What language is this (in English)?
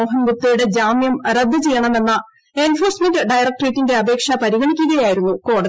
Malayalam